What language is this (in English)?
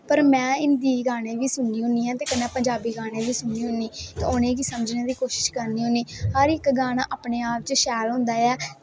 Dogri